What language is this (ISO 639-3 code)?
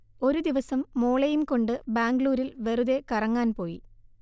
mal